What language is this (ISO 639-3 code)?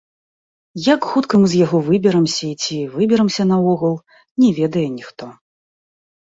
bel